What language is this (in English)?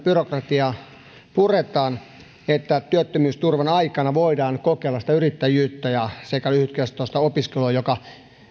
Finnish